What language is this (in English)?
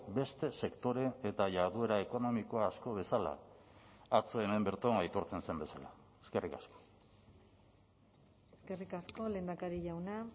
Basque